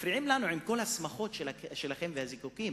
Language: Hebrew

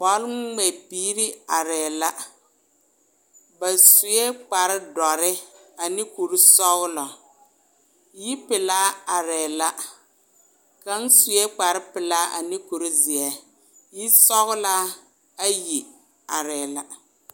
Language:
Southern Dagaare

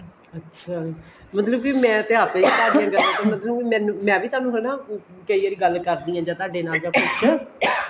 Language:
Punjabi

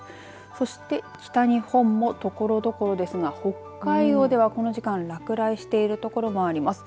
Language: Japanese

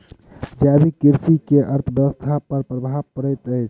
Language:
Maithili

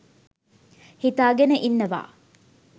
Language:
Sinhala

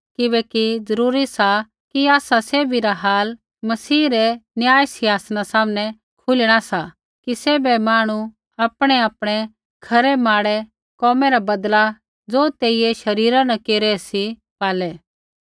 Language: Kullu Pahari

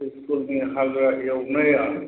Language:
Bodo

